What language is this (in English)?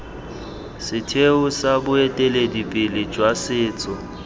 Tswana